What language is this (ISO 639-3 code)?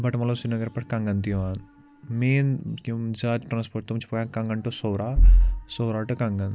kas